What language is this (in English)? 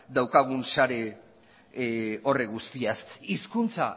Basque